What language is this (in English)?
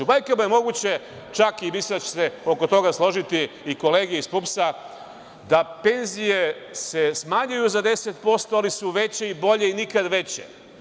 Serbian